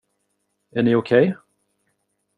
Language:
Swedish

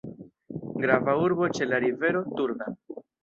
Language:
Esperanto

